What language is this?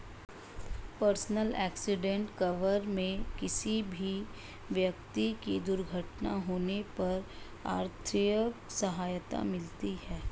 Hindi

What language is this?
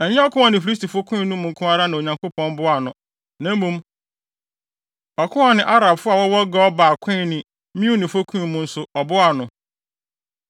Akan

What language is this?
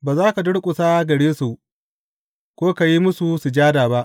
Hausa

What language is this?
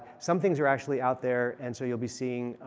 English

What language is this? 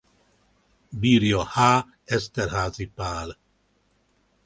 Hungarian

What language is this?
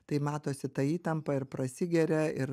Lithuanian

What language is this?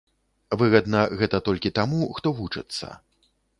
Belarusian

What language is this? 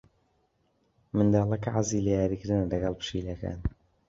Central Kurdish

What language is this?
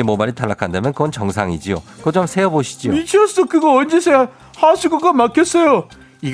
Korean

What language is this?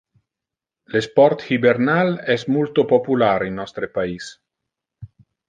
Interlingua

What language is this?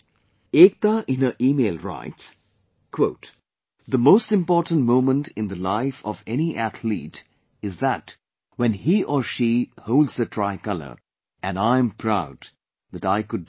English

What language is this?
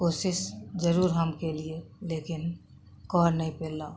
Maithili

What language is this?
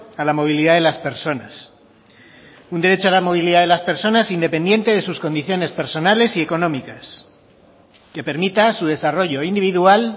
Spanish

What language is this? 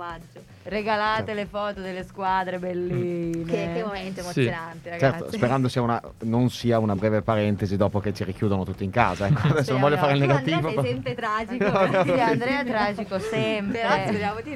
Italian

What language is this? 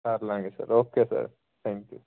Punjabi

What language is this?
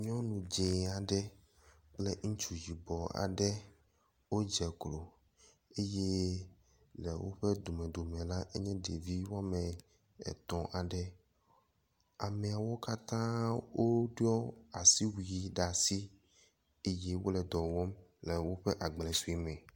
Ewe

